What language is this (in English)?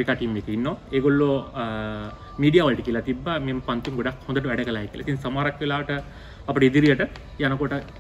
Indonesian